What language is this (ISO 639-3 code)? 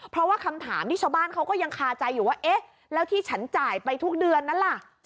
tha